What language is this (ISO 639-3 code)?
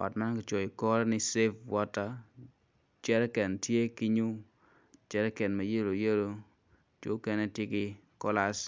ach